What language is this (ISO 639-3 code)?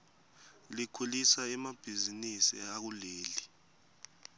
ssw